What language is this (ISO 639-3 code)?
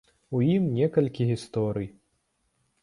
bel